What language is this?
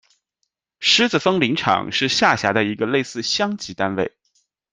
Chinese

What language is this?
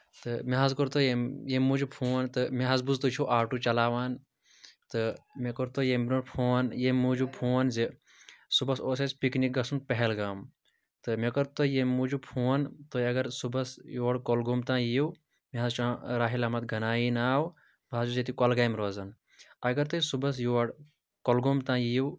Kashmiri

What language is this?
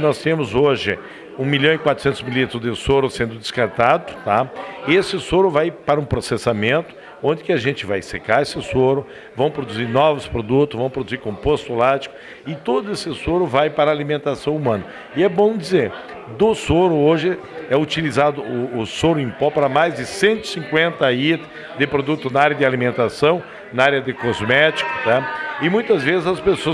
Portuguese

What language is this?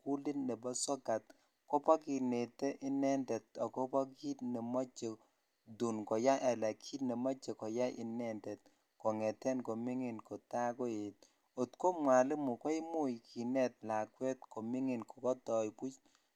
Kalenjin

